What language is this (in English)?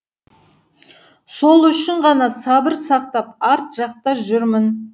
Kazakh